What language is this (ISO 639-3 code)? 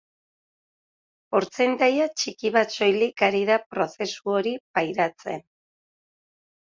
eus